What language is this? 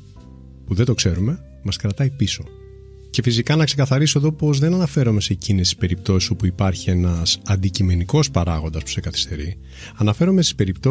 Greek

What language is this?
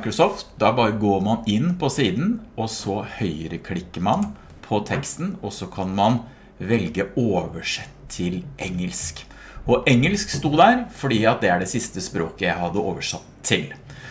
Norwegian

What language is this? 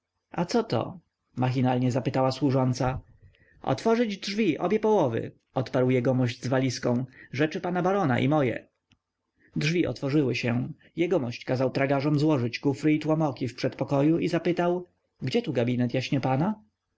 Polish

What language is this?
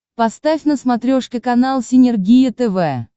Russian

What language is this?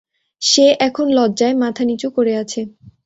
Bangla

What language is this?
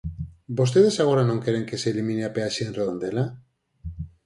Galician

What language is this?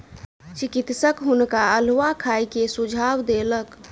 Maithili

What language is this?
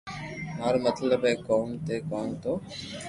Loarki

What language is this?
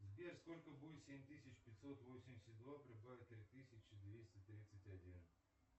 Russian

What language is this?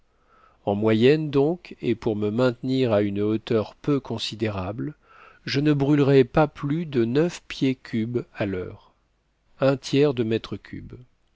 French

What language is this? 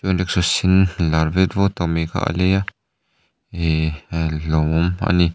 Mizo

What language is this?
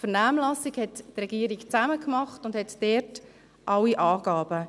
Swiss German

